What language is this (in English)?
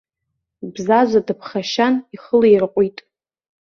Abkhazian